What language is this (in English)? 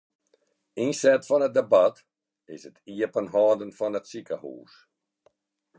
Western Frisian